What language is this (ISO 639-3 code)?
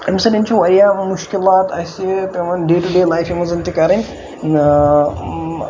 kas